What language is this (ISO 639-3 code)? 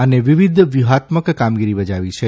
guj